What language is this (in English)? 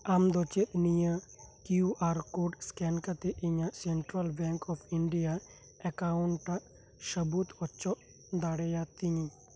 Santali